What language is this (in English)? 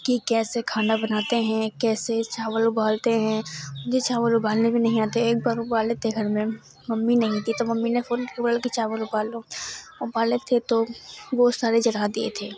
Urdu